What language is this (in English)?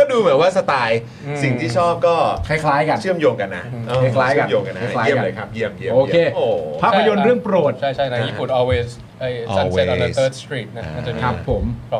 Thai